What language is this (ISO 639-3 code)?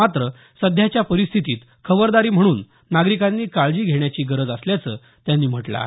mar